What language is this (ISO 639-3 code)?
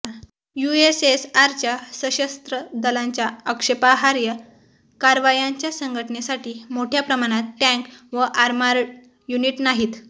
mar